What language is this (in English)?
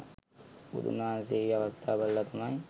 Sinhala